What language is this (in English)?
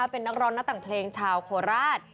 Thai